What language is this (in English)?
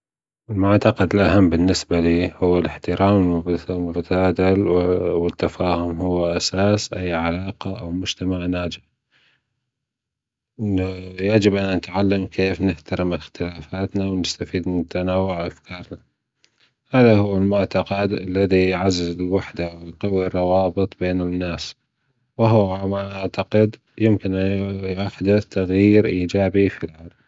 Gulf Arabic